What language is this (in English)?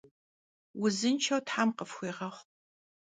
Kabardian